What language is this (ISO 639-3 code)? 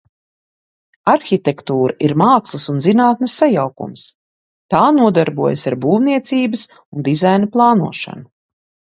lav